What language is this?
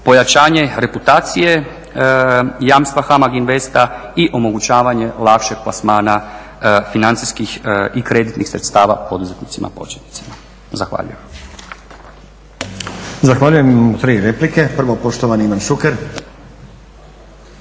Croatian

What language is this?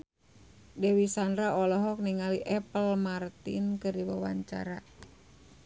Sundanese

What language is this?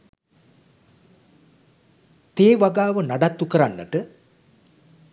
Sinhala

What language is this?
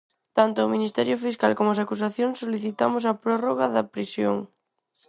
Galician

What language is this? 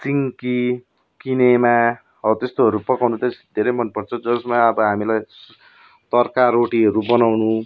Nepali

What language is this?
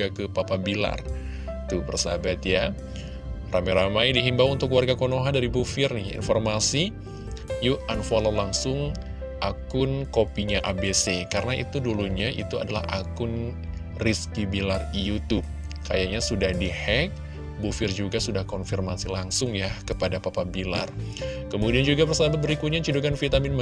Indonesian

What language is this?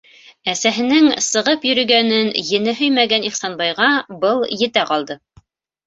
Bashkir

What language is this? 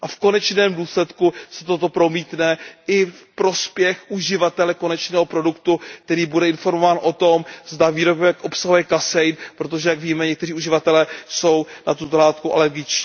Czech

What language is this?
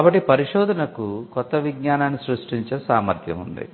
Telugu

